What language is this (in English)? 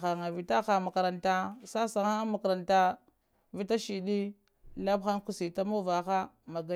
Lamang